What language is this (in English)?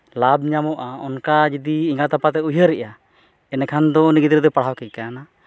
Santali